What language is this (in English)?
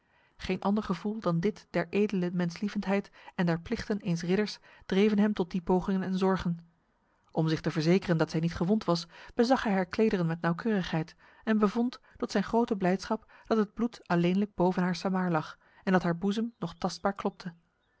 Dutch